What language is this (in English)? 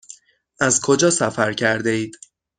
Persian